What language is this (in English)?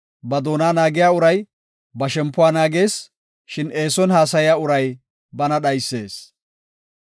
Gofa